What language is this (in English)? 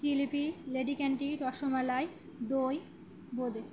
Bangla